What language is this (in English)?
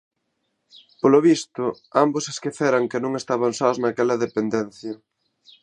Galician